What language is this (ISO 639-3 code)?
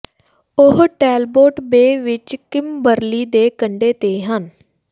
pan